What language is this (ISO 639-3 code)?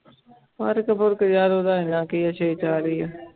pan